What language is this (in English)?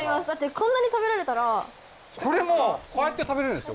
Japanese